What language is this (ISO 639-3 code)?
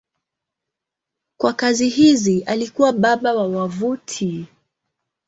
swa